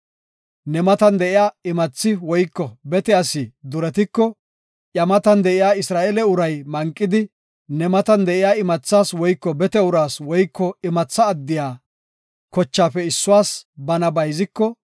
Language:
Gofa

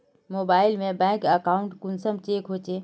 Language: Magahi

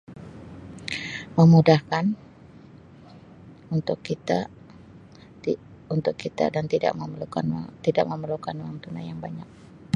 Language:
Sabah Malay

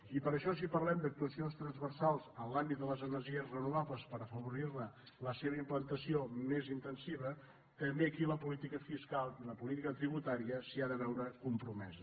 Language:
Catalan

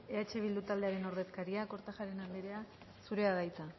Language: Basque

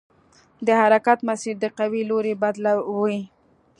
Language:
Pashto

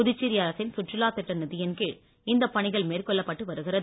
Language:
Tamil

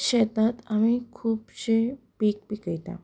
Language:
Konkani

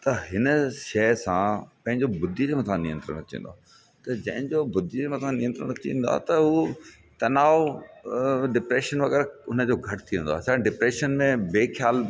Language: Sindhi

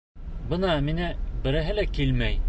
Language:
Bashkir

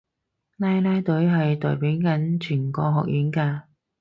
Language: Cantonese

